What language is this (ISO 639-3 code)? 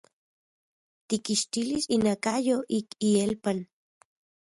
ncx